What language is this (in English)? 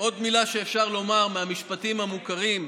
Hebrew